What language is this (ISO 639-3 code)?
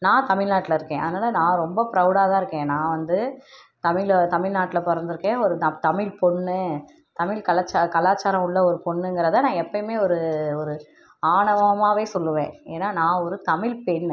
tam